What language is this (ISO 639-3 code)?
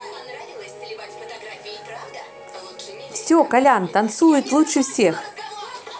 rus